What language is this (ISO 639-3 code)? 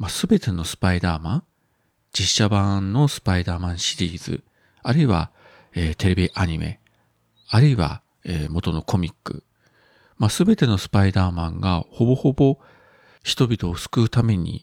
jpn